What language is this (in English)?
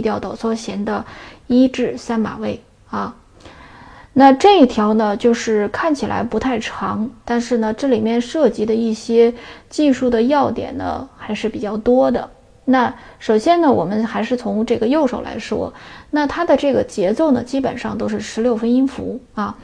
Chinese